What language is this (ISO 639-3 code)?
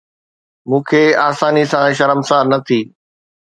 snd